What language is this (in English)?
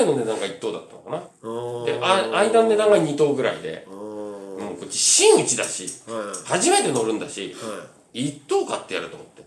Japanese